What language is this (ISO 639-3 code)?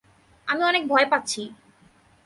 ben